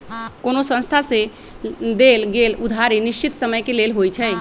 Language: Magahi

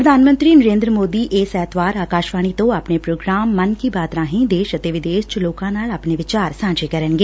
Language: Punjabi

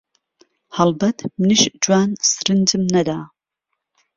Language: Central Kurdish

